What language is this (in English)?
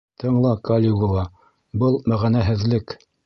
Bashkir